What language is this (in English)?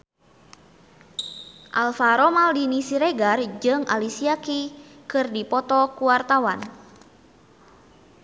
Sundanese